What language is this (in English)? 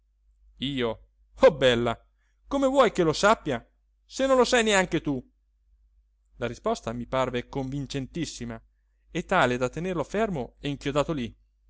Italian